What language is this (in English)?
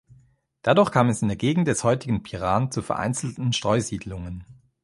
German